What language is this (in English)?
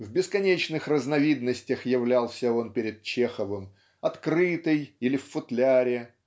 Russian